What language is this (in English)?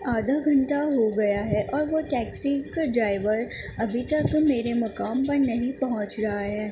Urdu